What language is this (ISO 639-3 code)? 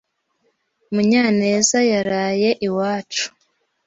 kin